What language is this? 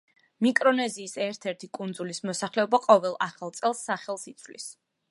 Georgian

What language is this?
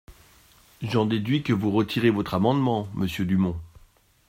French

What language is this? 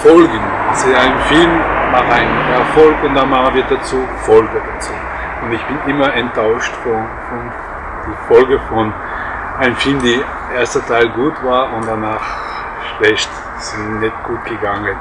German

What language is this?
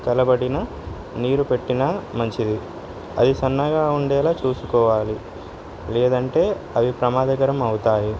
Telugu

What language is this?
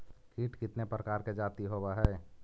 Magahi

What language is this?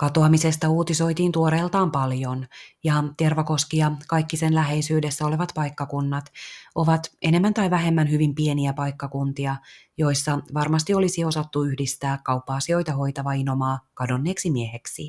Finnish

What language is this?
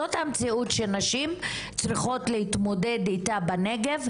Hebrew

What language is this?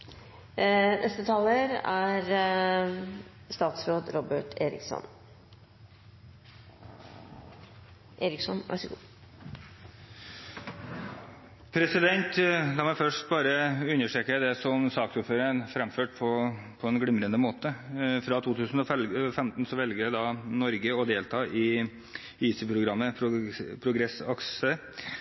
Norwegian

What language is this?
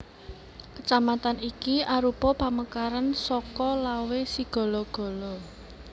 Javanese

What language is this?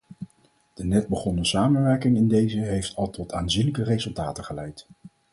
Dutch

